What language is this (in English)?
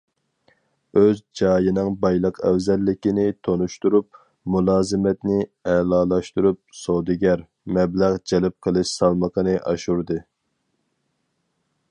Uyghur